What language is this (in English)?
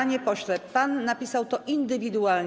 Polish